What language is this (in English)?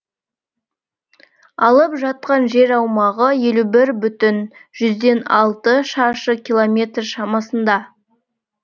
Kazakh